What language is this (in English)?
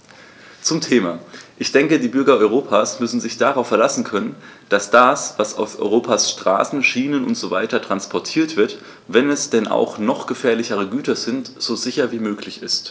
German